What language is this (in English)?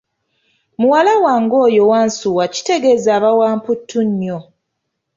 Ganda